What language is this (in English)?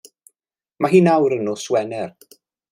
Welsh